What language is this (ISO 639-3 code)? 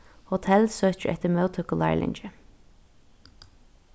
fao